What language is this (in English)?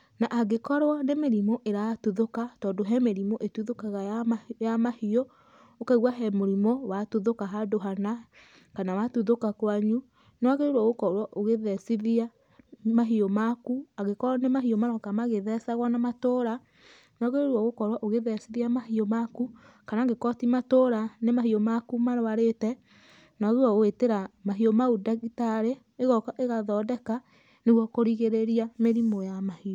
Kikuyu